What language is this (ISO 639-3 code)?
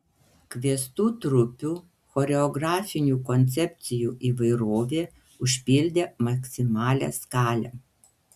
lit